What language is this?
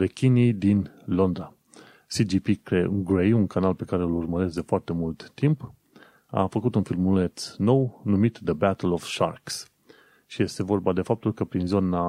Romanian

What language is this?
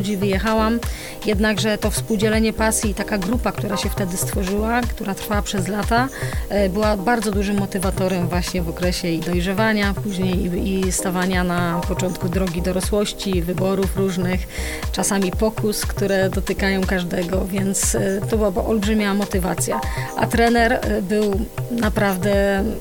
Polish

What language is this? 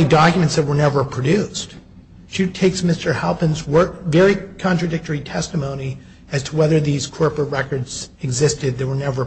English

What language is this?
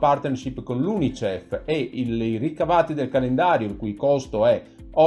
Italian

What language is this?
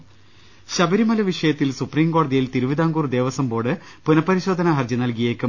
Malayalam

